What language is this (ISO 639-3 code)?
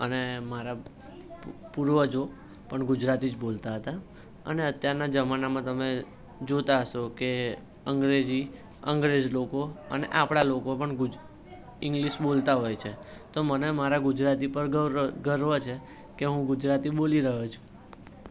guj